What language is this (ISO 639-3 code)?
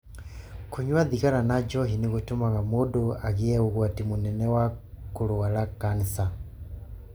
kik